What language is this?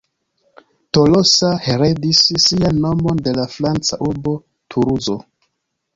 Esperanto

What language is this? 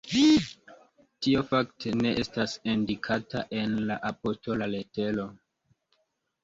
Esperanto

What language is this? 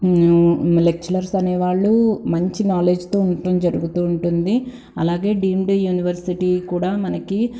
Telugu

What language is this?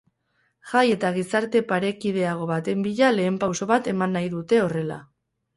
Basque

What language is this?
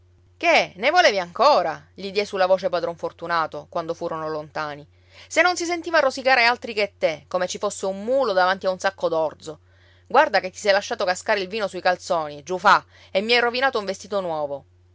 Italian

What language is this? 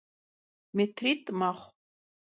Kabardian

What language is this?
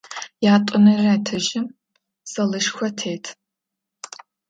Adyghe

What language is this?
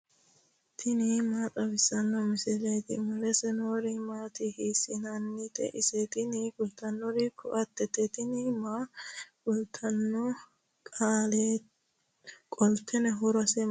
Sidamo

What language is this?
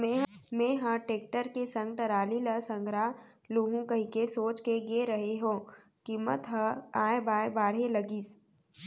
Chhattisgarhi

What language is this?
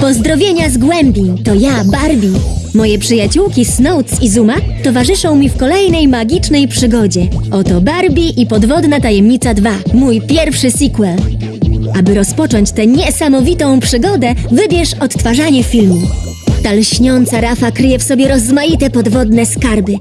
Polish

